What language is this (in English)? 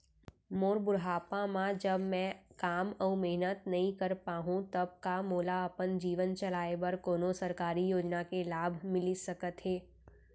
Chhattisgarhi